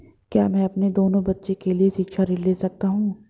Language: Hindi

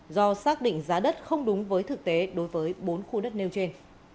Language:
Vietnamese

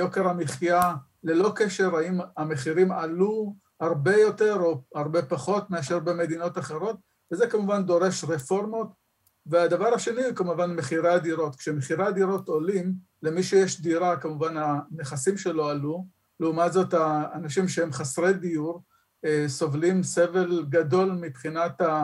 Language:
Hebrew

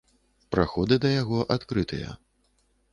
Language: Belarusian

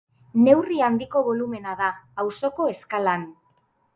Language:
Basque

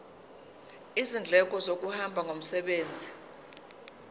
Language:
Zulu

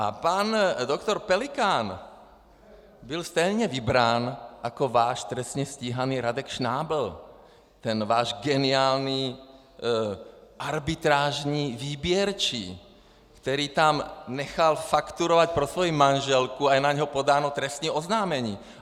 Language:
Czech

